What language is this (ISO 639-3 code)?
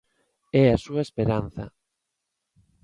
glg